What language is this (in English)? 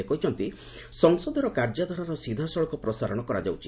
Odia